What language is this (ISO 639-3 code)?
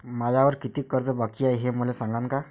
mar